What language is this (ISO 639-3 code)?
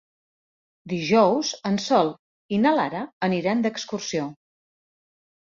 cat